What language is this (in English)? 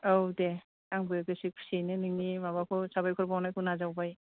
Bodo